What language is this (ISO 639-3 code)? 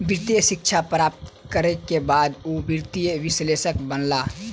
mai